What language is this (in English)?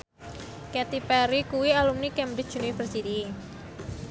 Javanese